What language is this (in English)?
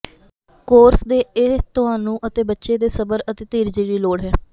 Punjabi